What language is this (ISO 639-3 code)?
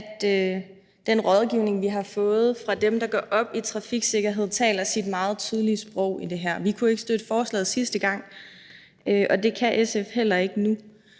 dan